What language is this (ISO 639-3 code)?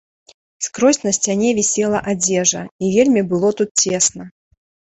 bel